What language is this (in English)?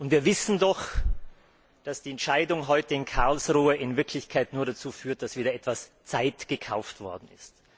German